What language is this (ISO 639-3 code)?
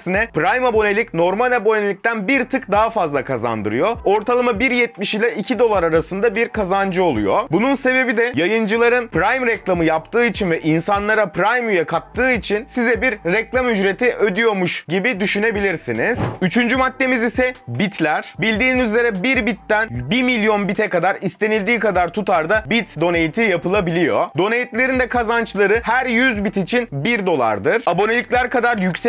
tur